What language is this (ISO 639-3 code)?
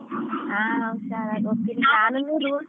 kan